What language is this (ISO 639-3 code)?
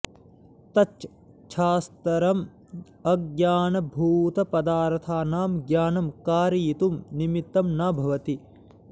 san